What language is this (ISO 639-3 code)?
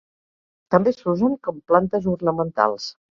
cat